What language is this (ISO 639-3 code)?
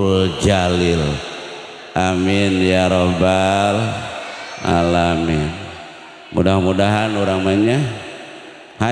ind